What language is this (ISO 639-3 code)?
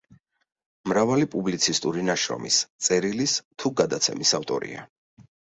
kat